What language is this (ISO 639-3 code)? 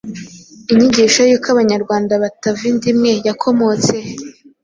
kin